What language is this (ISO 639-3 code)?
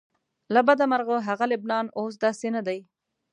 pus